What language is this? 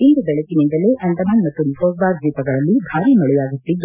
Kannada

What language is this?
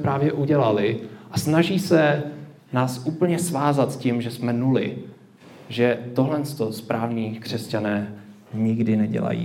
Czech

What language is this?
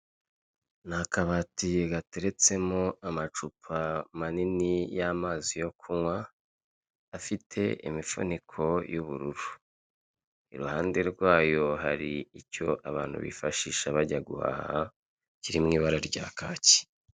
Kinyarwanda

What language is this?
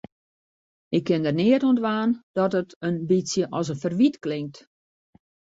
Western Frisian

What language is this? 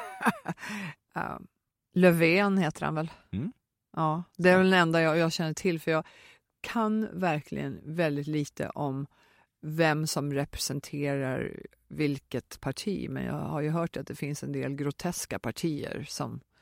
Swedish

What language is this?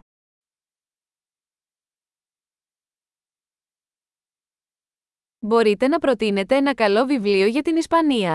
Greek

